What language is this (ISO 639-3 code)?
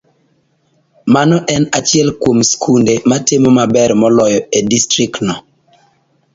luo